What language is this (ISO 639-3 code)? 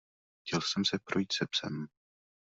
ces